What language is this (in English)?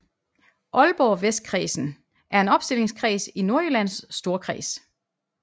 Danish